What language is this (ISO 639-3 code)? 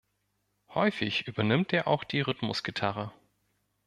deu